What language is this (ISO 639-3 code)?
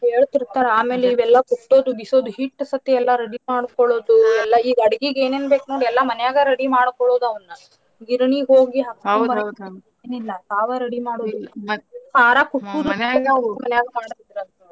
kan